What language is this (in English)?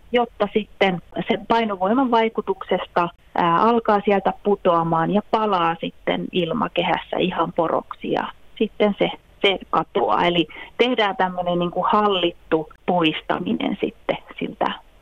Finnish